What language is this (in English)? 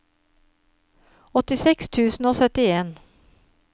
Norwegian